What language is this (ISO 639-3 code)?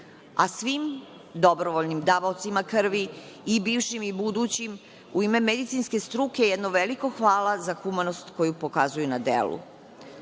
srp